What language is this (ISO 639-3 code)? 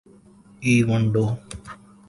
urd